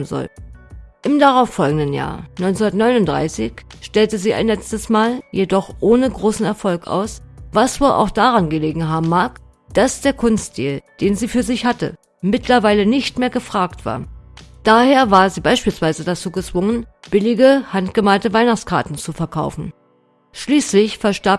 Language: German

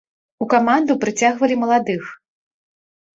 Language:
Belarusian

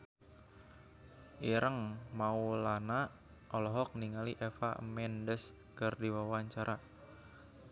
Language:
Sundanese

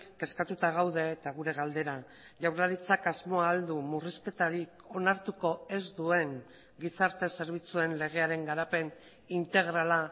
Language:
Basque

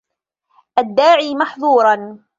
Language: Arabic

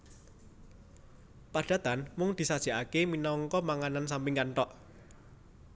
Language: Javanese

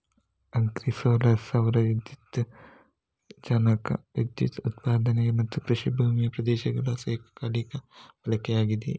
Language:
Kannada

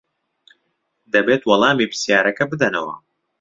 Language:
Central Kurdish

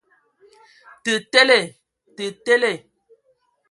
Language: Ewondo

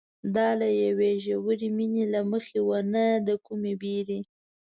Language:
Pashto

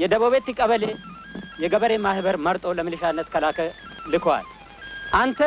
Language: Arabic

